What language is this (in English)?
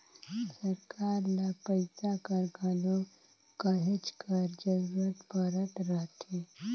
Chhattisgarhi